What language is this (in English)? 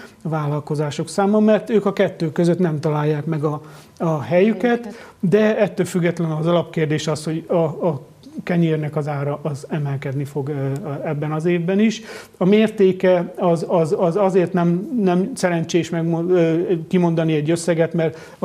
Hungarian